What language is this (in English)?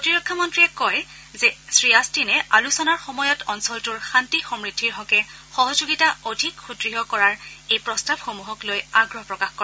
Assamese